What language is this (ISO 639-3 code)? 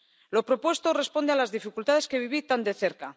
spa